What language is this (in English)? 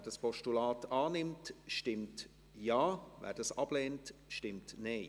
Swiss German